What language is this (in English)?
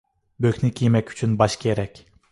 Uyghur